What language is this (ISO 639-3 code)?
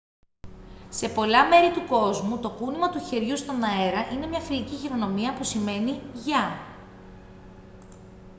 ell